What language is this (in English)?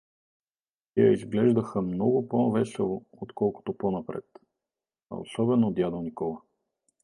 Bulgarian